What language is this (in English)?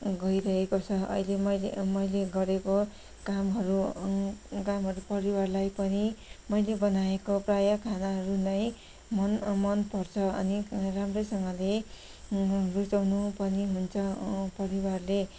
Nepali